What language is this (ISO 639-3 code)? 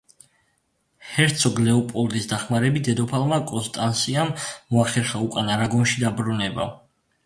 kat